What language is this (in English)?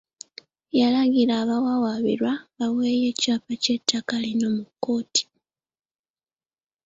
Ganda